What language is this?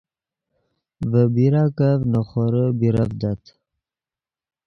Yidgha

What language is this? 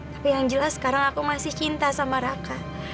Indonesian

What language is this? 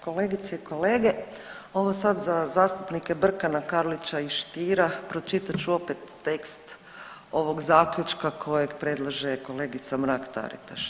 Croatian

